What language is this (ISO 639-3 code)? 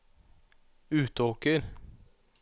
nor